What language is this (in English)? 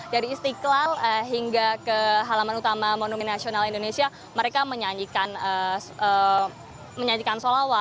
Indonesian